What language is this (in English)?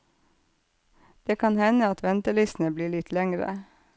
Norwegian